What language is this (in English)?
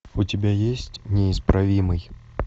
Russian